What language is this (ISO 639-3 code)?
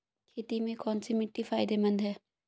hin